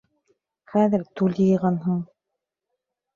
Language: Bashkir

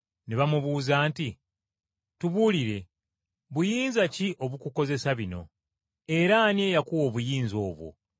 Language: Ganda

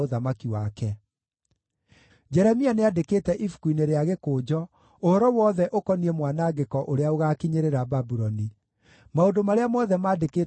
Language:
Kikuyu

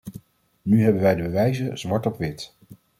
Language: Dutch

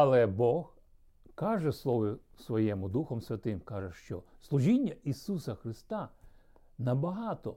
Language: Ukrainian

